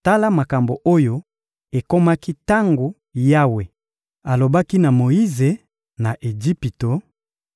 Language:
Lingala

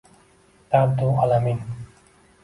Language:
Uzbek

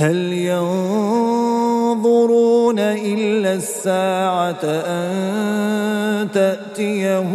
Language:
Arabic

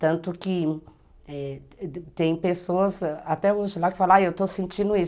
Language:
Portuguese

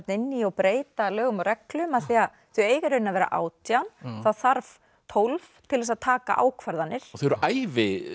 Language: Icelandic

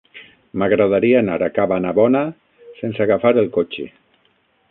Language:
Catalan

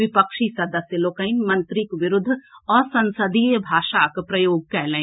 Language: Maithili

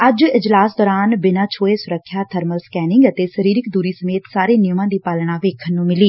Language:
Punjabi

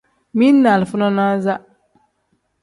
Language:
Tem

